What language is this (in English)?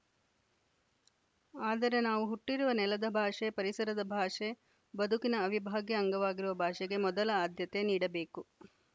Kannada